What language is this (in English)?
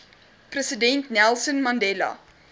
Afrikaans